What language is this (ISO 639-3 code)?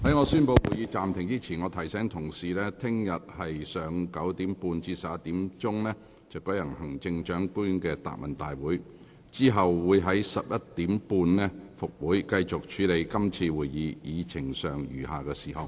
yue